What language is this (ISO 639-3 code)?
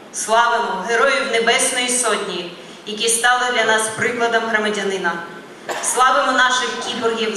ukr